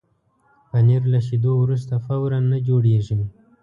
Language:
Pashto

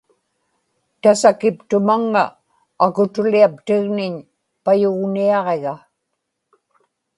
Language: Inupiaq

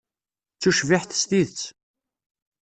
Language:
Kabyle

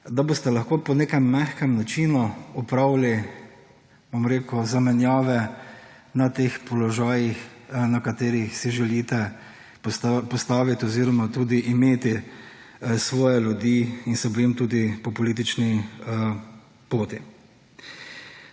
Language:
Slovenian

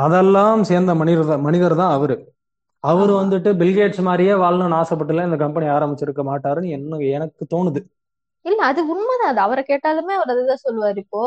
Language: Tamil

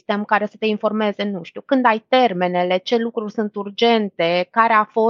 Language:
Romanian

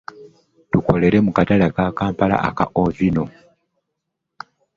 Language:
Ganda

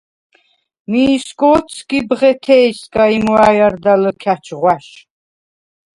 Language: Svan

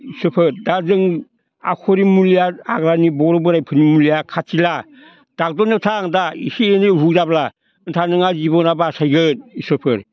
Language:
Bodo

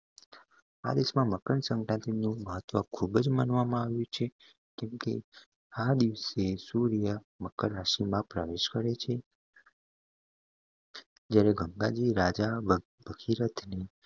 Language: Gujarati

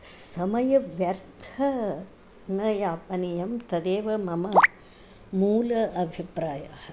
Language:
Sanskrit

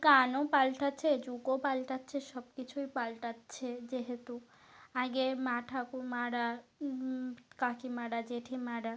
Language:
Bangla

